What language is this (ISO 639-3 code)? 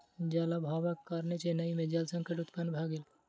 mai